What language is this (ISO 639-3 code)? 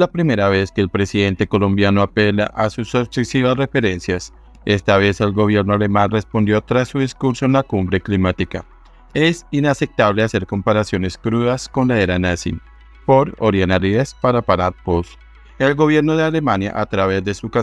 spa